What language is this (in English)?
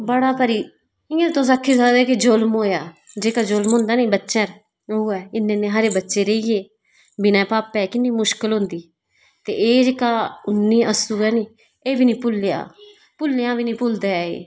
Dogri